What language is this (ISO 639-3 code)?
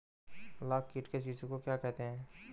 hin